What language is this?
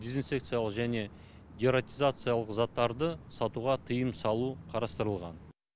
Kazakh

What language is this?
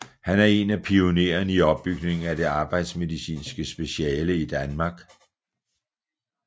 Danish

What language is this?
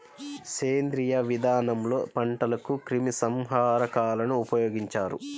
Telugu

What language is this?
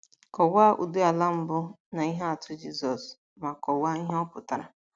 Igbo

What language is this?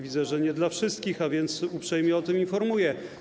Polish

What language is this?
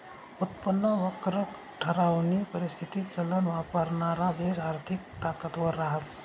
Marathi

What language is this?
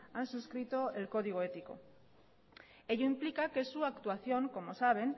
Spanish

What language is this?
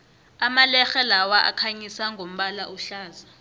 South Ndebele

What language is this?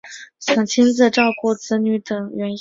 Chinese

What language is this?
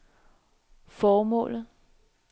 Danish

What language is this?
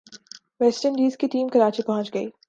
Urdu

